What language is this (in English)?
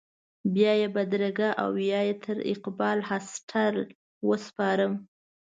Pashto